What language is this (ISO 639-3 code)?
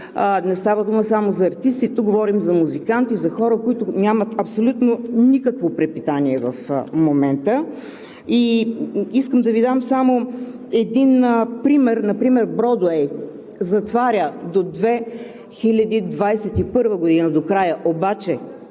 bul